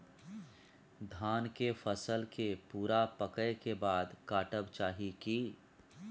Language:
Maithili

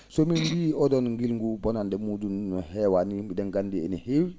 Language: Fula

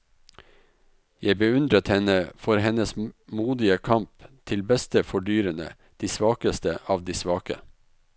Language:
Norwegian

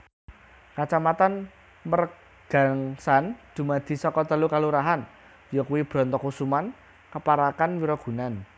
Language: Javanese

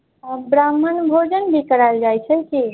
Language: Maithili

